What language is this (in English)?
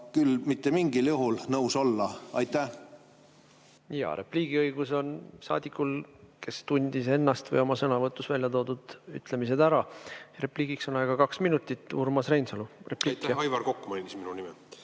Estonian